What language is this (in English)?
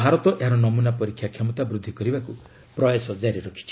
Odia